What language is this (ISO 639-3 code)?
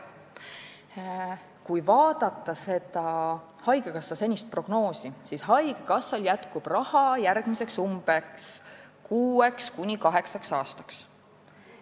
est